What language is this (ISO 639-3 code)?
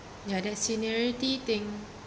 eng